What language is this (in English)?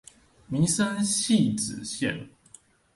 Chinese